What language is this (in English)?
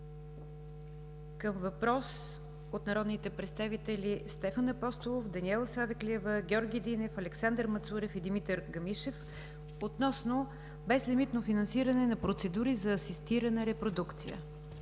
Bulgarian